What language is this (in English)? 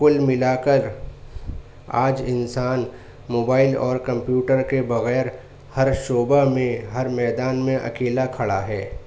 Urdu